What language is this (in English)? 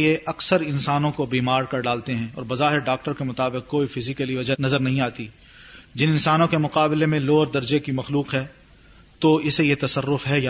Urdu